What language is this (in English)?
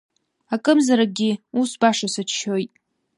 Abkhazian